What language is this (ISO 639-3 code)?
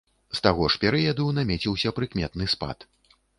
bel